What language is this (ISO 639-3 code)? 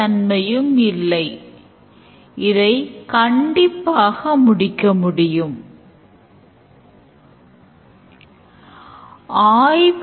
tam